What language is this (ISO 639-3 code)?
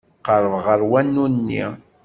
kab